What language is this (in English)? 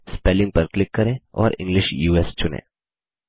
Hindi